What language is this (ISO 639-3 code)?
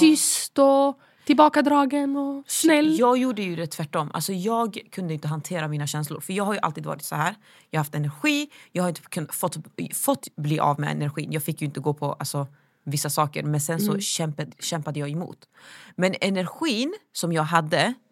swe